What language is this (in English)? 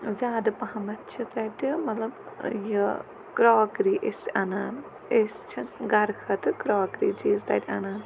Kashmiri